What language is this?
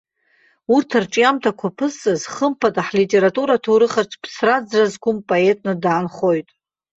Abkhazian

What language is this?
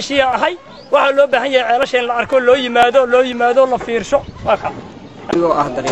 Arabic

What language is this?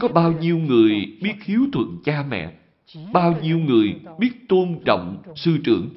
Vietnamese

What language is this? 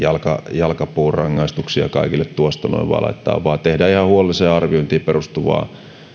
Finnish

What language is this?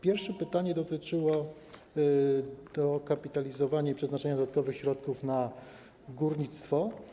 Polish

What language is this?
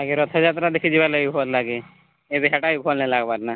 Odia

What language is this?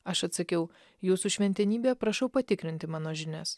Lithuanian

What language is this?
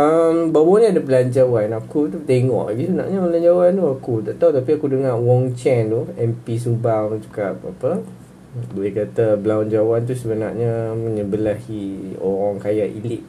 Malay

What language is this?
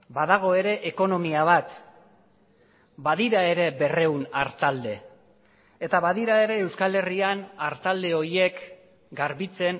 Basque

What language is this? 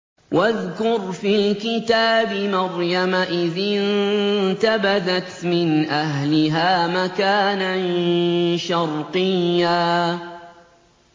Arabic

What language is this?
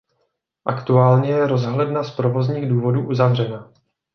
Czech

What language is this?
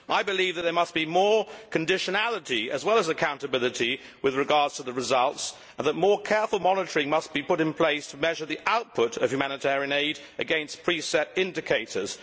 English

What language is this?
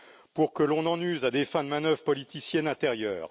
French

